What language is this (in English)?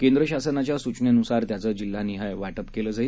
Marathi